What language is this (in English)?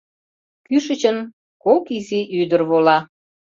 Mari